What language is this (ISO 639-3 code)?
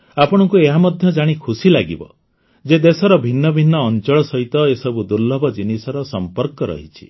ori